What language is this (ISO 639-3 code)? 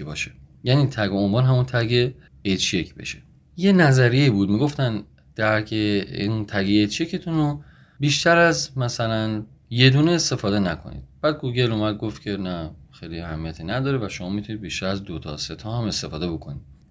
fas